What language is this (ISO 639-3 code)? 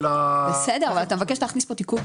heb